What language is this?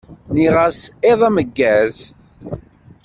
Kabyle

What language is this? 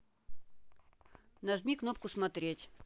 Russian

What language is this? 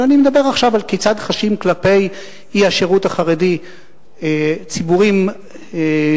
Hebrew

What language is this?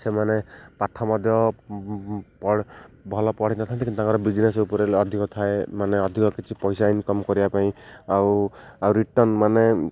Odia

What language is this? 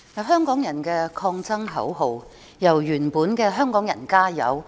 Cantonese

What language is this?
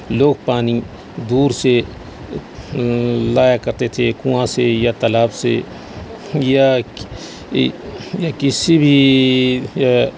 Urdu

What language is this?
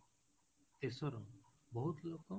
Odia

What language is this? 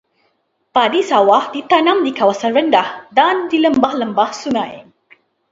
Malay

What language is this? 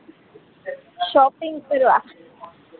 Gujarati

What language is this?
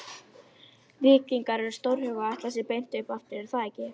Icelandic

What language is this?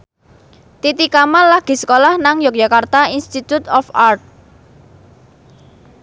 Javanese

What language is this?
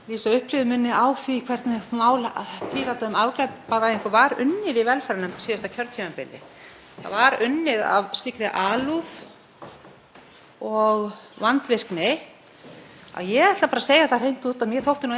Icelandic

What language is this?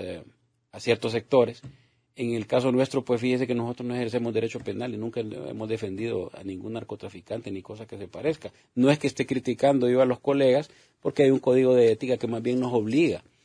Spanish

